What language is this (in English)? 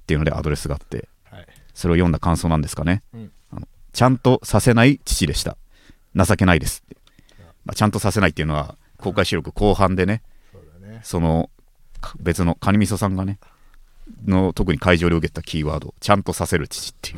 Japanese